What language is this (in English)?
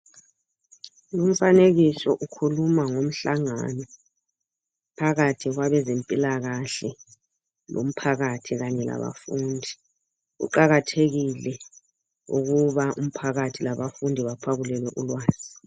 North Ndebele